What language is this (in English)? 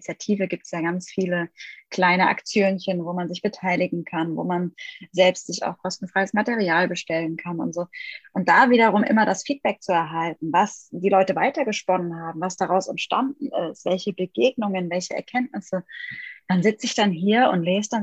German